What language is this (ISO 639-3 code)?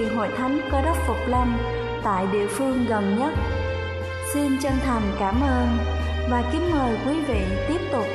vie